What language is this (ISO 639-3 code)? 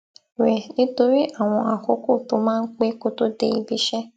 yor